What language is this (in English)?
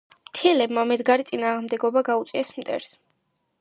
Georgian